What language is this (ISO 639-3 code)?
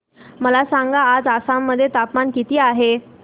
mar